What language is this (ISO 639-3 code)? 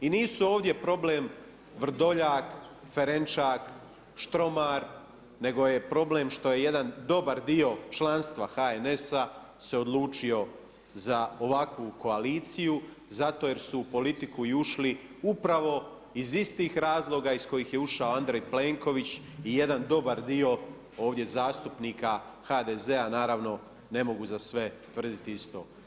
hrv